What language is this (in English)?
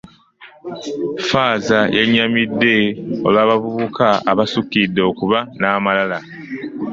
Ganda